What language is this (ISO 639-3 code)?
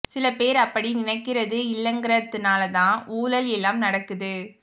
tam